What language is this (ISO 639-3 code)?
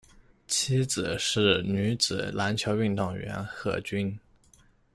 zho